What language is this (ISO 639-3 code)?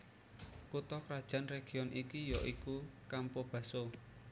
jav